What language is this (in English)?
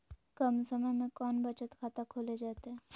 Magahi